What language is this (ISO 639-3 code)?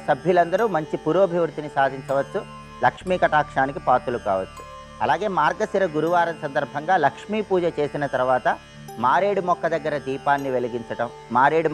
tel